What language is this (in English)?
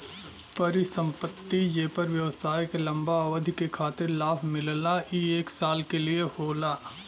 Bhojpuri